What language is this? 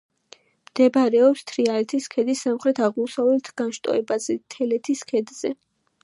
Georgian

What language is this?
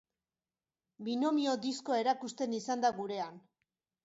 Basque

